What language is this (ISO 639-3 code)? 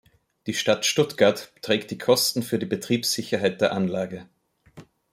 deu